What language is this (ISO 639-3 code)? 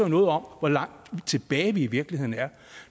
dan